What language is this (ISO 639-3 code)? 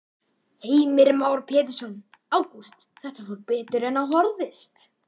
isl